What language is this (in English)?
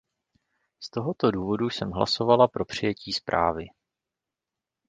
Czech